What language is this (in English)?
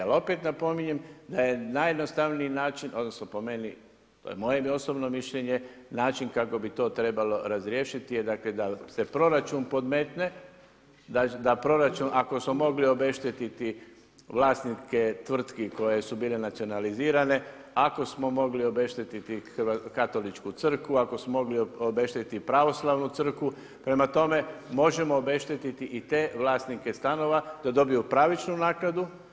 Croatian